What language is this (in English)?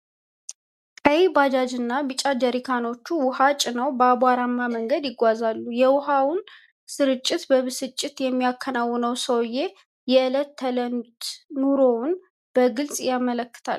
Amharic